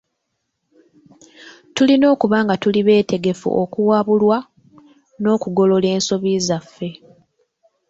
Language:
Ganda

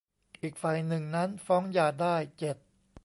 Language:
Thai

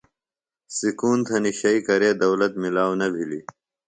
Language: Phalura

